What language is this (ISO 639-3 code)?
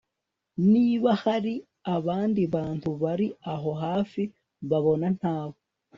kin